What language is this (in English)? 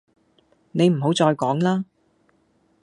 Cantonese